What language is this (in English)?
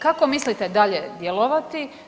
Croatian